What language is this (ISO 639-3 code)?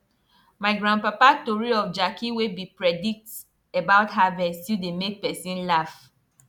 pcm